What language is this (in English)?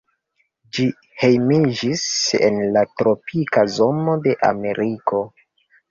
Esperanto